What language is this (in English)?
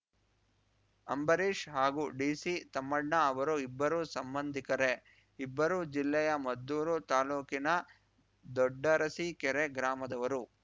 Kannada